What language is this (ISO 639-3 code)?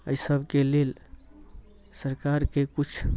mai